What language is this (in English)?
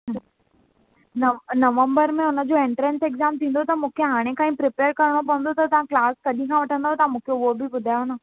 Sindhi